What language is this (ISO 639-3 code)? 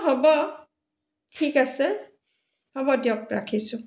asm